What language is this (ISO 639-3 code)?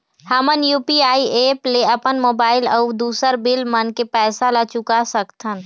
hne